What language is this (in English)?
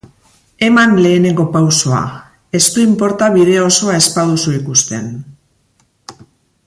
Basque